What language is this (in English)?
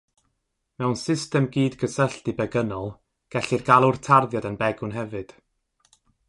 Welsh